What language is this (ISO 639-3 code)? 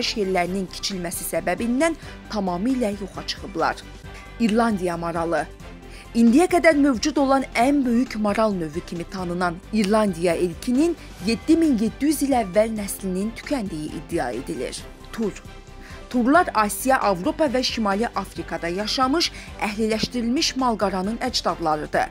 tur